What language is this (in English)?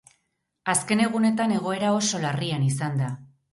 Basque